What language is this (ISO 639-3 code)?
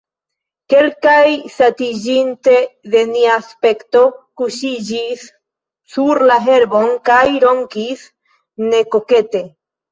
epo